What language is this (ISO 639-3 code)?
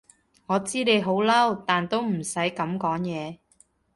yue